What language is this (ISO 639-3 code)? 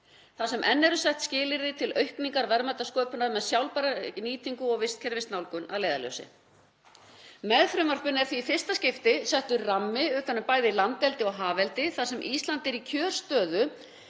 isl